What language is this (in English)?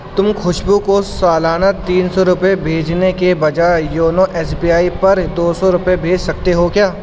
Urdu